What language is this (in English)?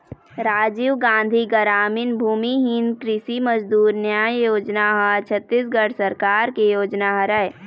Chhattisgarhi